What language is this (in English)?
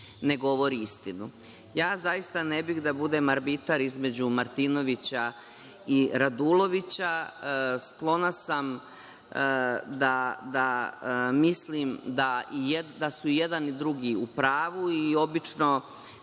Serbian